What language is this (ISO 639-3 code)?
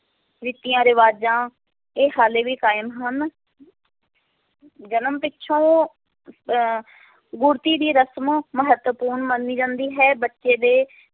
pan